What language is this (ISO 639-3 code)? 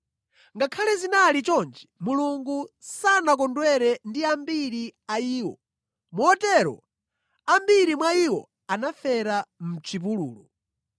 nya